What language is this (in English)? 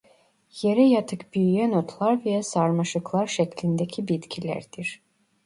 Turkish